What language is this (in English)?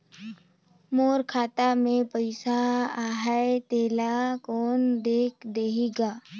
Chhattisgarhi